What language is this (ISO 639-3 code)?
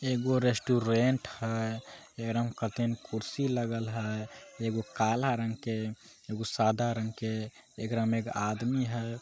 mag